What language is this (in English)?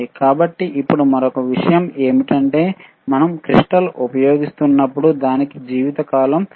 Telugu